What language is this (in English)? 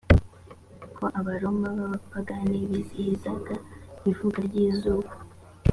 Kinyarwanda